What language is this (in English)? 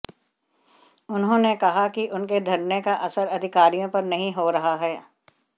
Hindi